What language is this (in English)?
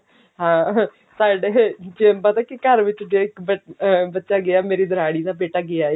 Punjabi